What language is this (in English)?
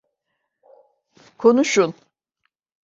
Turkish